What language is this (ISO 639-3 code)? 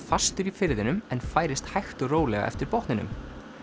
isl